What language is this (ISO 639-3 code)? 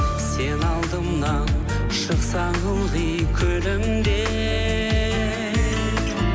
kaz